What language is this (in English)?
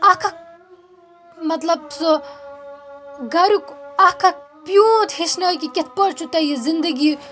Kashmiri